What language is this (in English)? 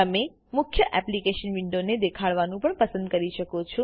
Gujarati